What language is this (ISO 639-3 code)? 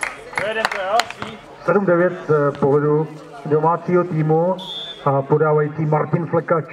ces